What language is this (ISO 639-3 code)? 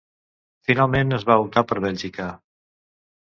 cat